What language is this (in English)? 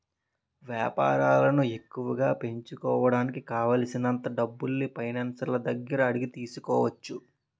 Telugu